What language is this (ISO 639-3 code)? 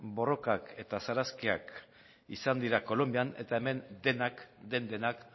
eus